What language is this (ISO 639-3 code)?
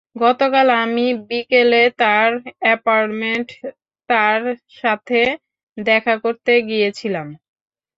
ben